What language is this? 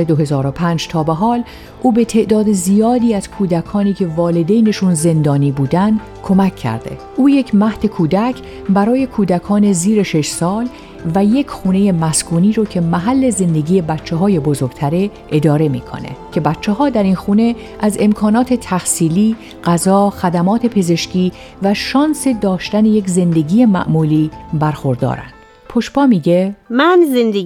Persian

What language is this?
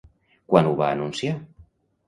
Catalan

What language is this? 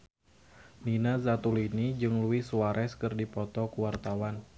Sundanese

